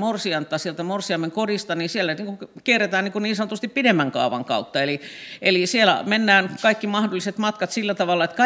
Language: Finnish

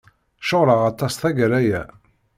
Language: Kabyle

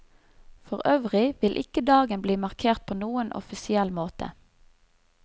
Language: Norwegian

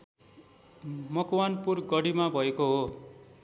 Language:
Nepali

